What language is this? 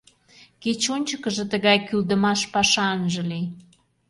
Mari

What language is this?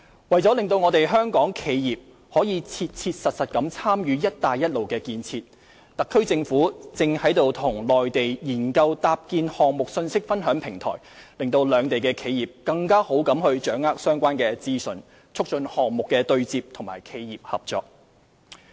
Cantonese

